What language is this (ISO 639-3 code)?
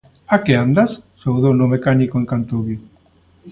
glg